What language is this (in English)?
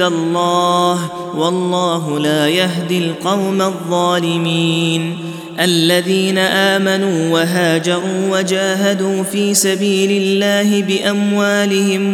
Arabic